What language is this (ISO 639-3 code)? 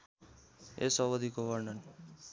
nep